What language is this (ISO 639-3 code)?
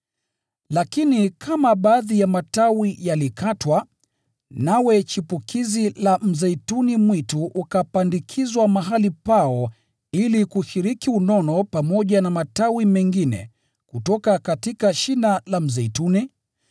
swa